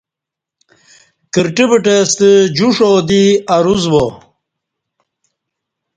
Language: Kati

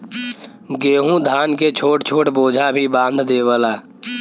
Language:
Bhojpuri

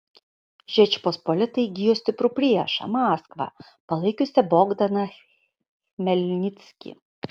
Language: Lithuanian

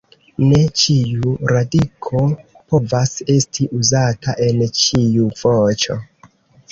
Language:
Esperanto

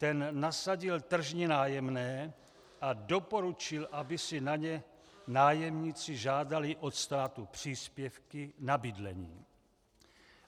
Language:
Czech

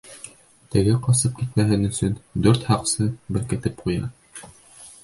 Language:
Bashkir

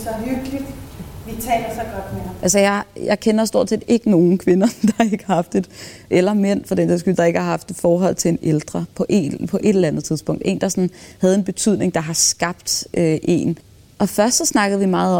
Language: Danish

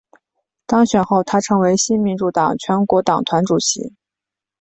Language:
Chinese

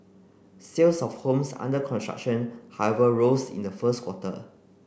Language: English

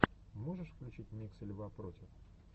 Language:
Russian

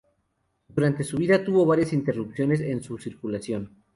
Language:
Spanish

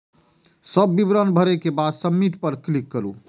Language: Maithili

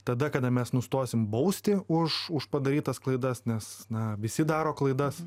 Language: Lithuanian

